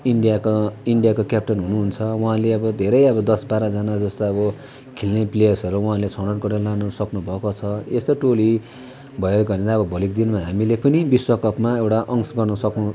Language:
Nepali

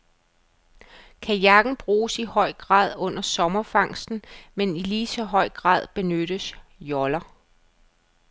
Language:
Danish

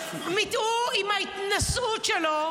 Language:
Hebrew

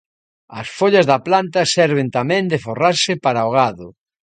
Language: Galician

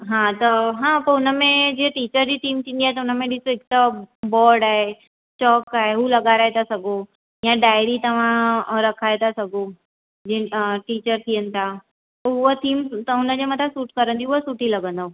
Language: Sindhi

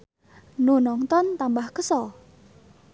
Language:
Sundanese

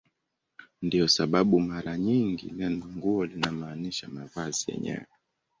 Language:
Swahili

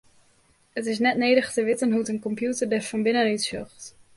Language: Western Frisian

